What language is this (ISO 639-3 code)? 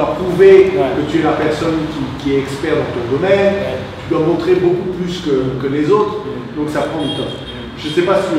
fra